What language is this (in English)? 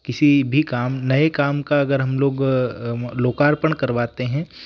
Hindi